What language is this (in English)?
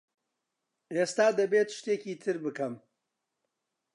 Central Kurdish